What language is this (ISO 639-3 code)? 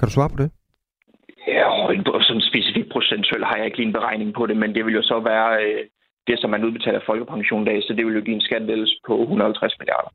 dan